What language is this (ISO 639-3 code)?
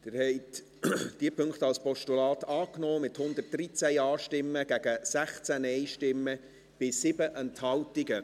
gsw